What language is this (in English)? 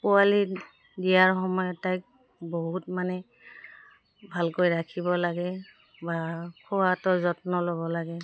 Assamese